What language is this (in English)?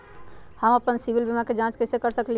Magahi